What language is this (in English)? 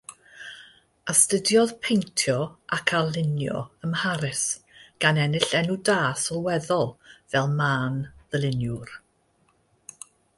Welsh